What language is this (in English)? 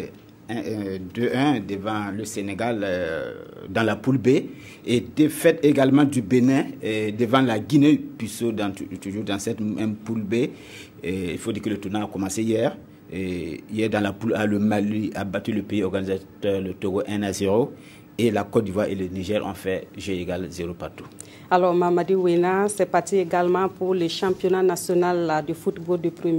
French